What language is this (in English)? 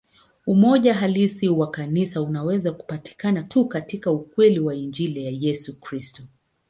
Swahili